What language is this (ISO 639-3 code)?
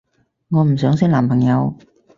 yue